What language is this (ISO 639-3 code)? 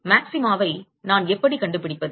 tam